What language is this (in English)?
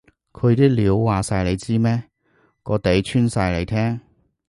Cantonese